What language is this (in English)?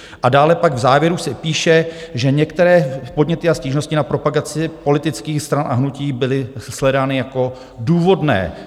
Czech